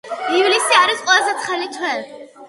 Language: Georgian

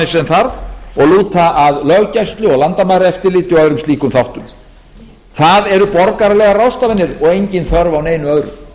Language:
Icelandic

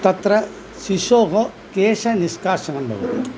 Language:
Sanskrit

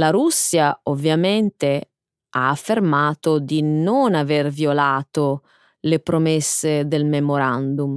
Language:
Italian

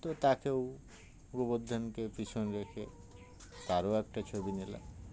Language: Bangla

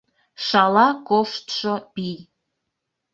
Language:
Mari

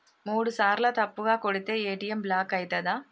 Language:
Telugu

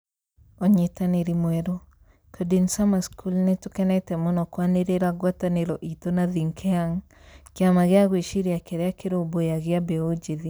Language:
Kikuyu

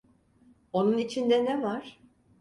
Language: Turkish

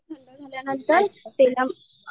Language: Marathi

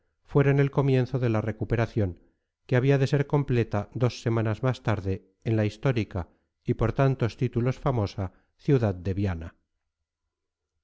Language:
Spanish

